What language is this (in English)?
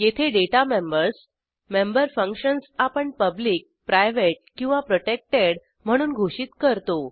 Marathi